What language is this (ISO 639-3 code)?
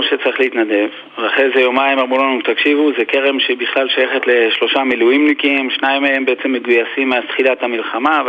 heb